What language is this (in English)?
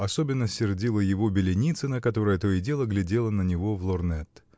Russian